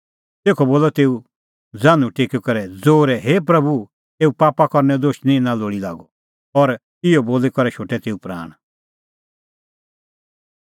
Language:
Kullu Pahari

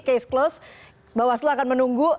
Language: Indonesian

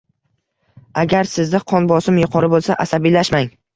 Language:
Uzbek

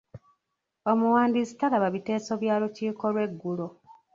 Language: Ganda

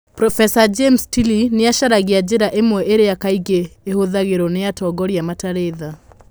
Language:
Kikuyu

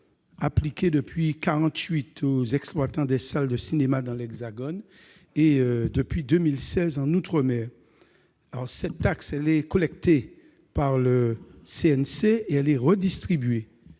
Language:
French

